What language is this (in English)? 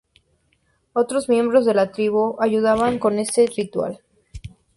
Spanish